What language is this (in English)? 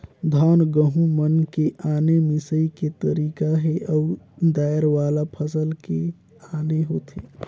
Chhattisgarhi